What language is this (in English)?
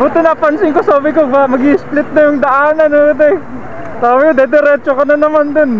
Filipino